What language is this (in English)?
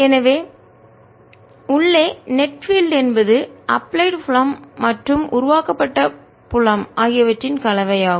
Tamil